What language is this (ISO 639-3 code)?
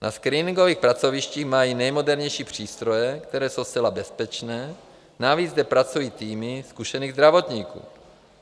ces